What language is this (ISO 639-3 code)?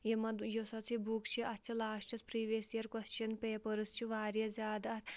kas